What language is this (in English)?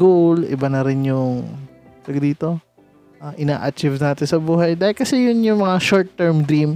Filipino